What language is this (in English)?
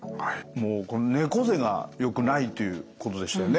Japanese